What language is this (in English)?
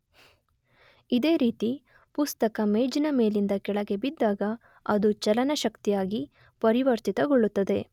Kannada